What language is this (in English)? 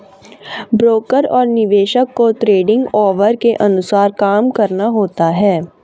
Hindi